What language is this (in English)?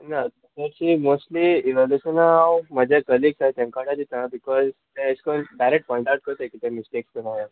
Konkani